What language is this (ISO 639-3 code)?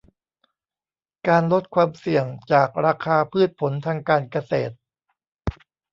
tha